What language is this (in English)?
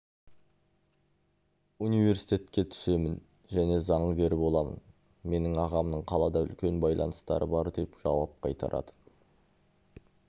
Kazakh